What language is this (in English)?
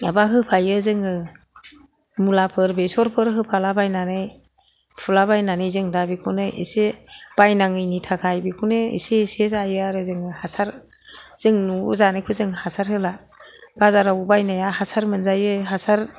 Bodo